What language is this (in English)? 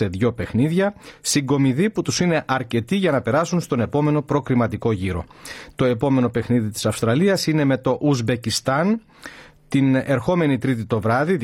Greek